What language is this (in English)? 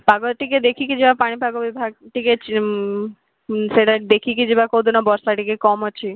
Odia